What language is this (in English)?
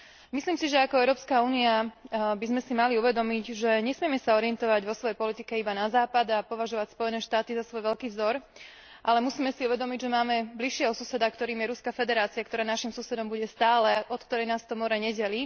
Slovak